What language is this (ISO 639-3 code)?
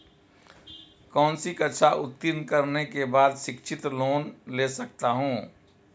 hin